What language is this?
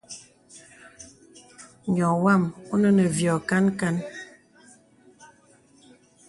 Bebele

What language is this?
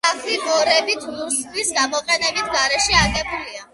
Georgian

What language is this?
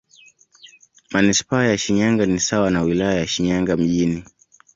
Swahili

